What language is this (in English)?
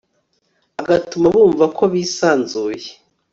Kinyarwanda